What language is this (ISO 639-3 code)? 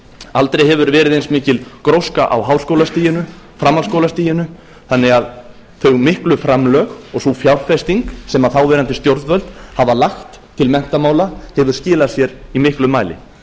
isl